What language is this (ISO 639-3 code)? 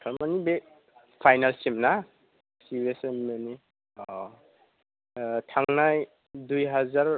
brx